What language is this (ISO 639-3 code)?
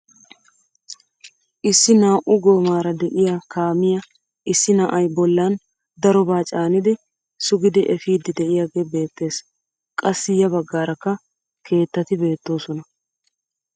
wal